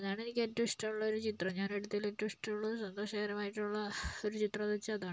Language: Malayalam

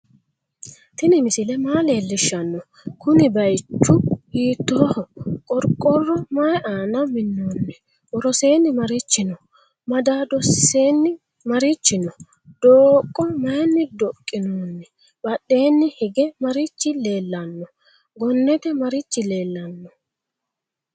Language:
Sidamo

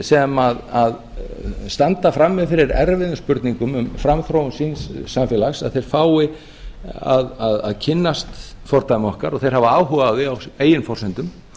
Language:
Icelandic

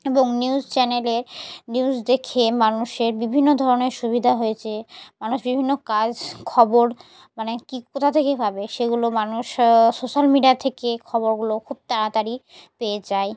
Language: Bangla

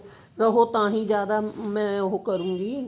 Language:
Punjabi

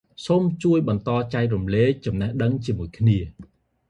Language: Khmer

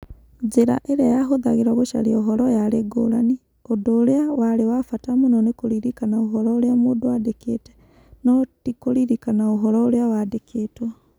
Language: Kikuyu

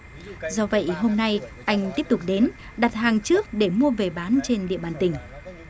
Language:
Vietnamese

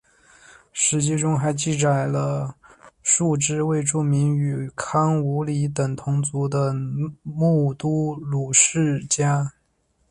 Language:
Chinese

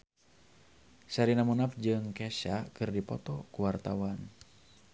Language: Sundanese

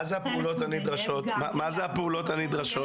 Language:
Hebrew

